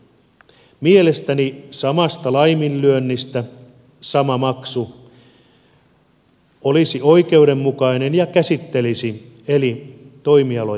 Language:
Finnish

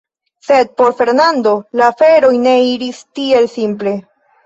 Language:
Esperanto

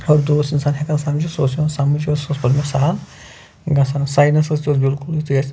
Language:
Kashmiri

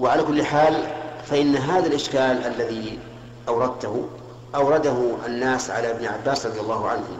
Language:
Arabic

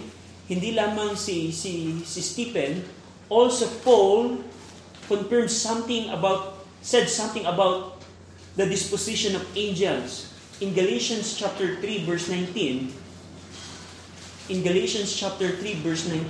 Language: Filipino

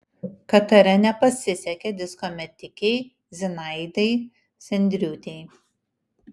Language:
Lithuanian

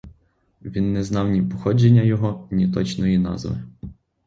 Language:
Ukrainian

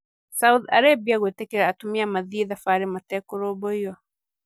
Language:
Kikuyu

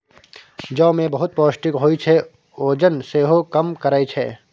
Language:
Maithili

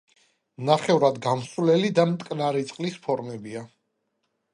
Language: Georgian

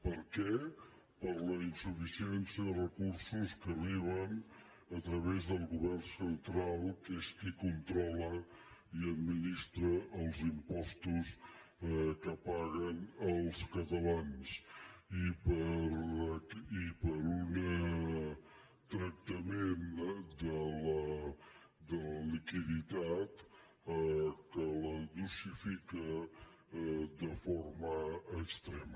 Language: Catalan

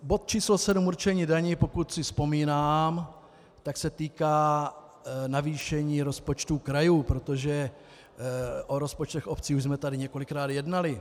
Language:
Czech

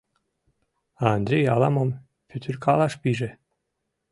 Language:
Mari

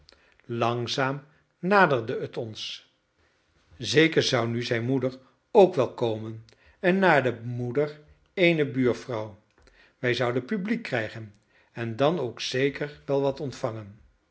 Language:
Dutch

